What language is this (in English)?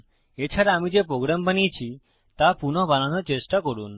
Bangla